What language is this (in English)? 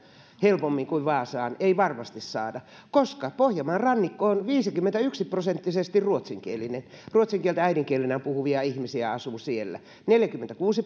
Finnish